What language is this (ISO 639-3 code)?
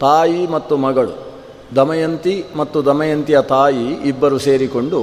kan